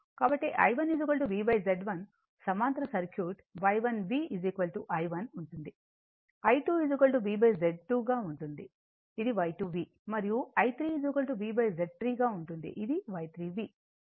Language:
Telugu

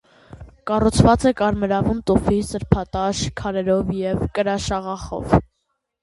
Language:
Armenian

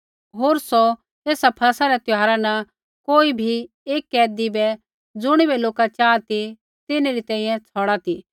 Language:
Kullu Pahari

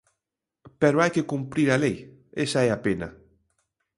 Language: Galician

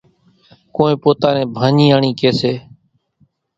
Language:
Kachi Koli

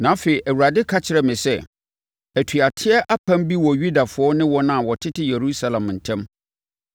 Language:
Akan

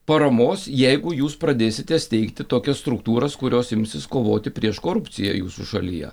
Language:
Lithuanian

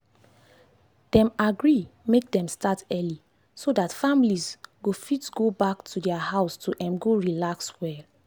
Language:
Nigerian Pidgin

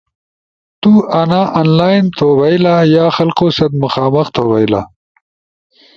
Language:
Ushojo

